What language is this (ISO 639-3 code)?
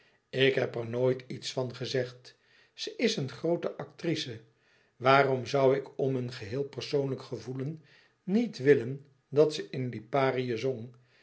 nld